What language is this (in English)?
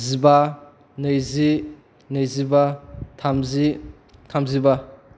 Bodo